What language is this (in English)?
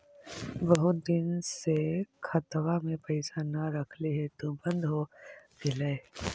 Magahi